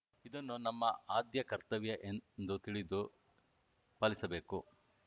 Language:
Kannada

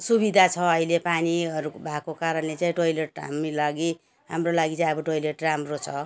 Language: Nepali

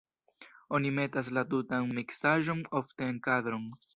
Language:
Esperanto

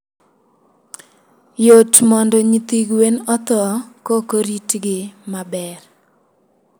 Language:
Luo (Kenya and Tanzania)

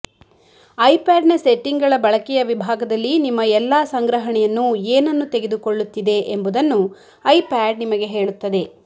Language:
Kannada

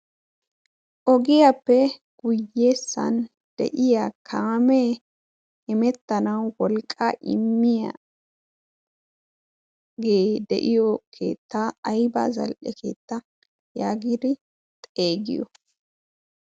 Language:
Wolaytta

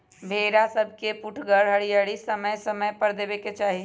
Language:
Magahi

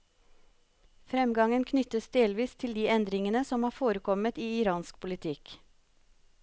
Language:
Norwegian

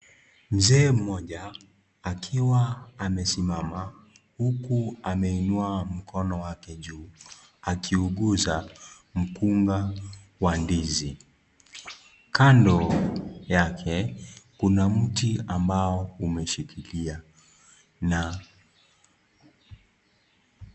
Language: Swahili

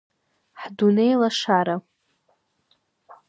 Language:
Abkhazian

